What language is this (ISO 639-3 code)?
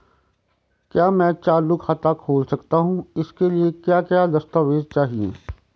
hin